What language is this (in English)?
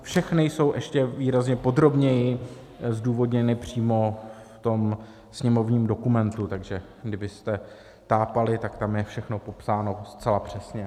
Czech